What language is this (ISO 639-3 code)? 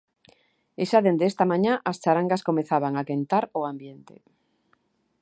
glg